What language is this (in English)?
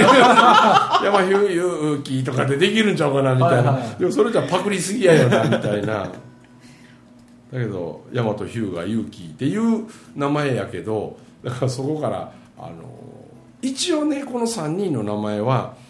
Japanese